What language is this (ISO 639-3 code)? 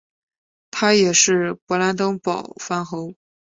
zho